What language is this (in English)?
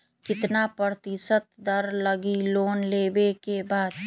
Magahi